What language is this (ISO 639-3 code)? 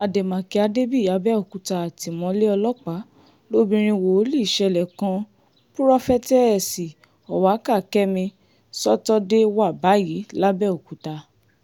yor